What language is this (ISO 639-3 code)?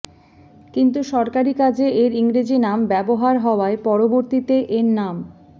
ben